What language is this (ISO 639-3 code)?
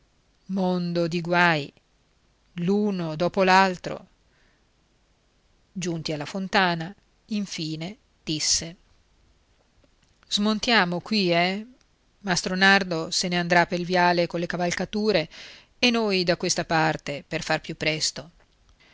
ita